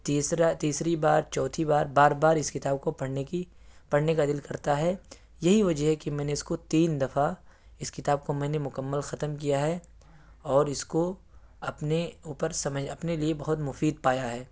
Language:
Urdu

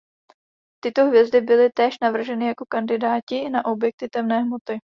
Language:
Czech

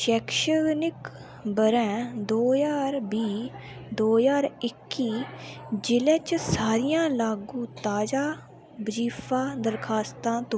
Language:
Dogri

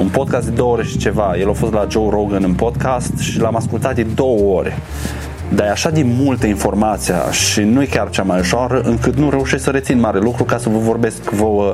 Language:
Romanian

